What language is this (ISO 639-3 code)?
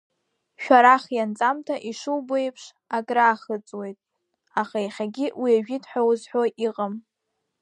abk